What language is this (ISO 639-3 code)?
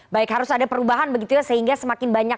ind